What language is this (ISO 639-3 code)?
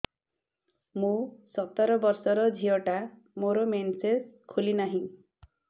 ori